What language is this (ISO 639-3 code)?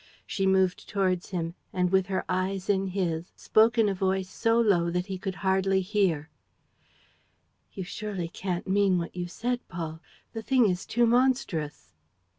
eng